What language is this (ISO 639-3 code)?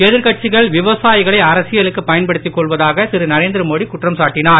tam